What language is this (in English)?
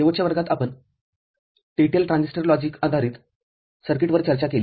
Marathi